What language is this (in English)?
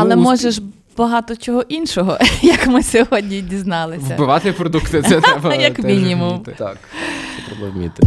Ukrainian